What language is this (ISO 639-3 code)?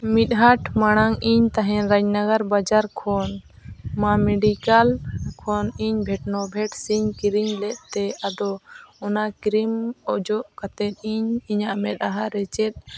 sat